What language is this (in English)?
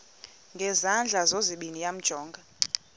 Xhosa